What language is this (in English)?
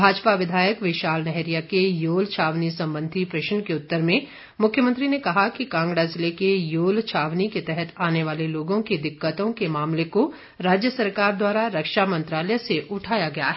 Hindi